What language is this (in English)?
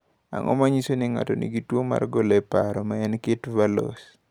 Luo (Kenya and Tanzania)